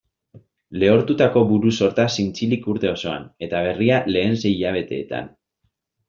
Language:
Basque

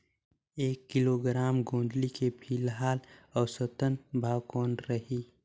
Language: Chhattisgarhi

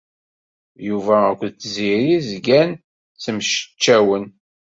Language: Kabyle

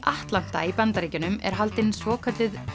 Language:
Icelandic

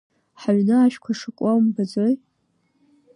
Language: Abkhazian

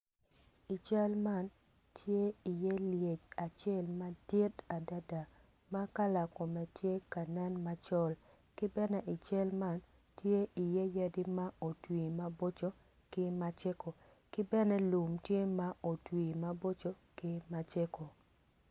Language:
Acoli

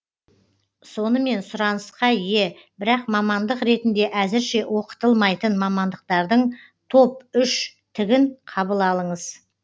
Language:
Kazakh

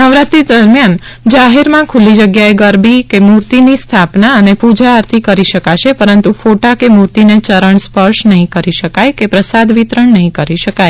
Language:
Gujarati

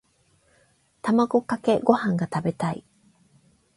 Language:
Japanese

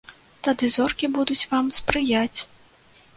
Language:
Belarusian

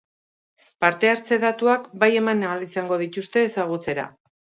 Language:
Basque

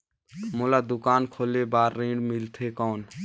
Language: Chhattisgarhi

